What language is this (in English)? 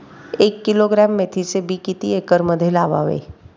Marathi